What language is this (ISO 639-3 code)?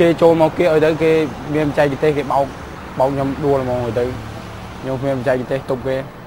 tha